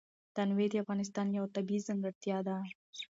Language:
Pashto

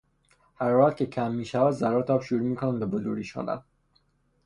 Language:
Persian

